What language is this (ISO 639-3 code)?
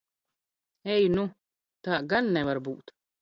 lav